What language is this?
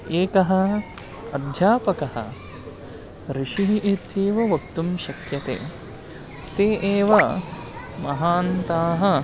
Sanskrit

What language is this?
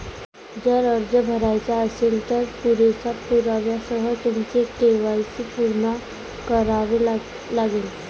Marathi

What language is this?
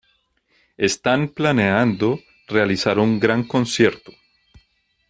Spanish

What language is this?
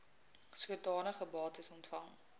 Afrikaans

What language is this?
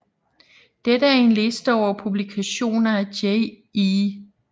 Danish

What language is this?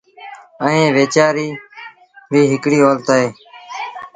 Sindhi Bhil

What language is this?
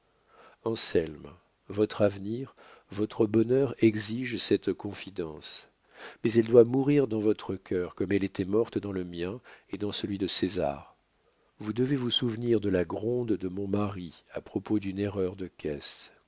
French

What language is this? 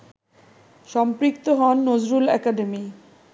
Bangla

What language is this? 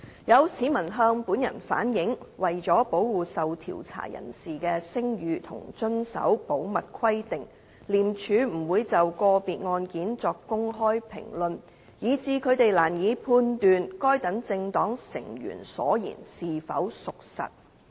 Cantonese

